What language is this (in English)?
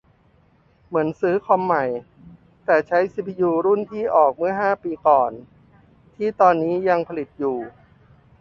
Thai